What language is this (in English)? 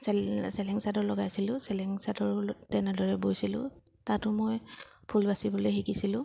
Assamese